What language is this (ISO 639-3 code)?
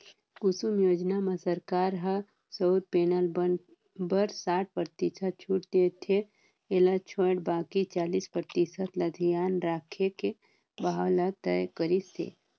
hne